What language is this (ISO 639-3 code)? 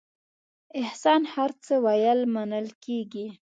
pus